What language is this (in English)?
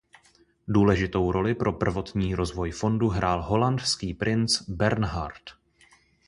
Czech